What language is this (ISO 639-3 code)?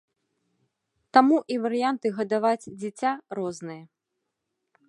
bel